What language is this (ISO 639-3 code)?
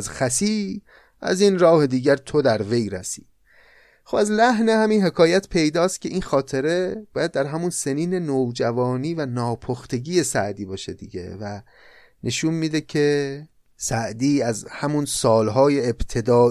fas